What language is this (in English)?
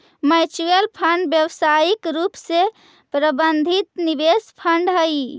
Magahi